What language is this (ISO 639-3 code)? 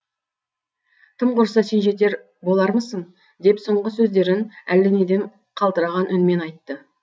kaz